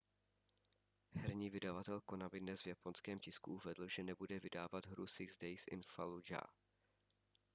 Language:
Czech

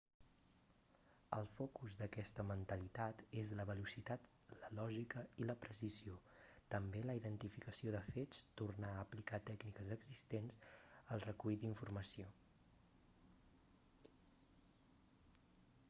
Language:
Catalan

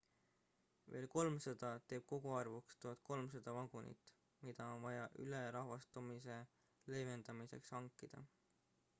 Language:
Estonian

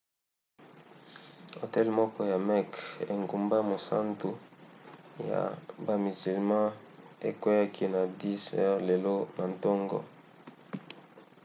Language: Lingala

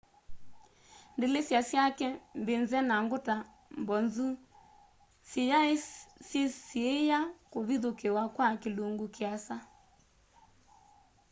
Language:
Kamba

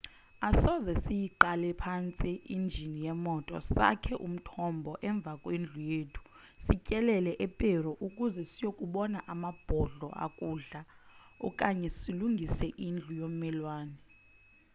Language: Xhosa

